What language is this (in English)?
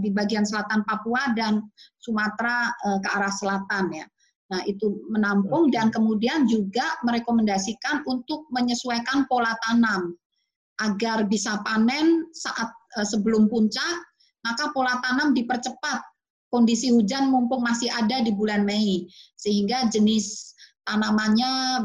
Indonesian